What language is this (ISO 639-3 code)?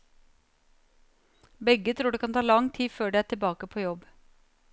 nor